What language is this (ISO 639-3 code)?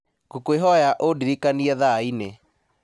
kik